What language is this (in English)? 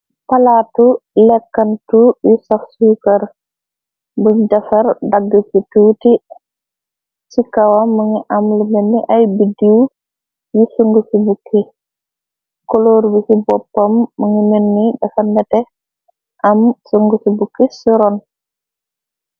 Wolof